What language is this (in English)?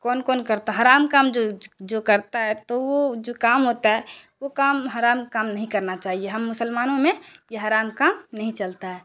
Urdu